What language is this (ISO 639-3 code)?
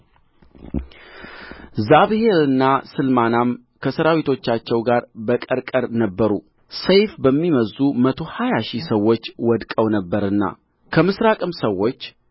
amh